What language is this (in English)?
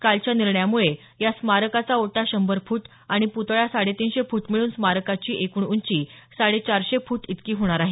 Marathi